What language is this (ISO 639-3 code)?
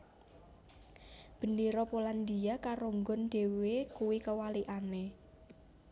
jav